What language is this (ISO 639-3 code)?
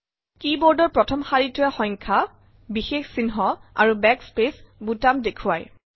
asm